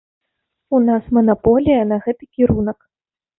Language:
Belarusian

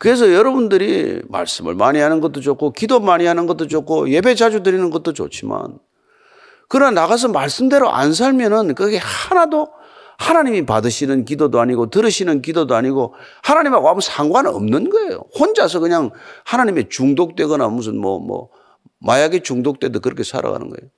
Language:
Korean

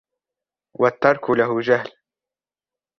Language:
Arabic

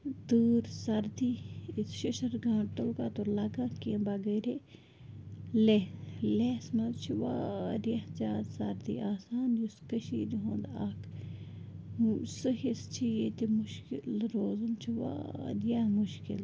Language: Kashmiri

